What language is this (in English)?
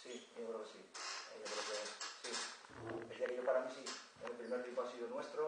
Spanish